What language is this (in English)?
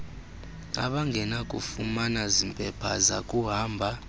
Xhosa